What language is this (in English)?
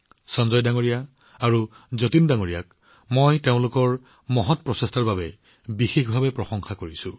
Assamese